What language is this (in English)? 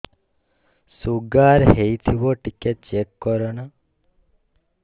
Odia